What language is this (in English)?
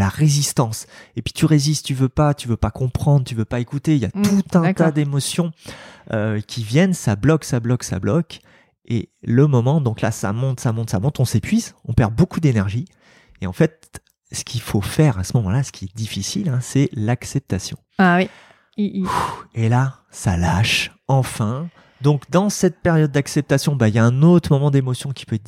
French